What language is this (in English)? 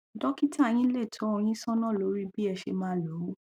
Yoruba